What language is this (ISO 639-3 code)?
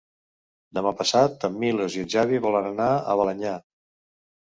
cat